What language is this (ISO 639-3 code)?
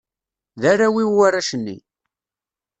kab